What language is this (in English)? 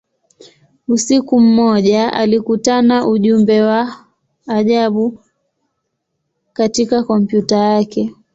Swahili